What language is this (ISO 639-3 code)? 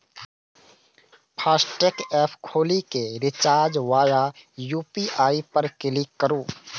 mai